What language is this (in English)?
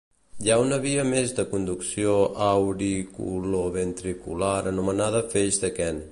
Catalan